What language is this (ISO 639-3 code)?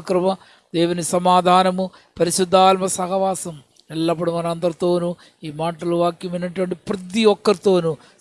por